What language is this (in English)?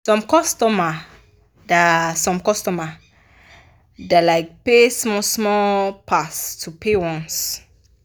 Nigerian Pidgin